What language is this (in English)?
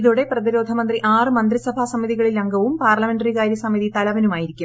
Malayalam